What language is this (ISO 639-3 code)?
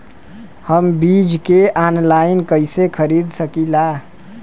bho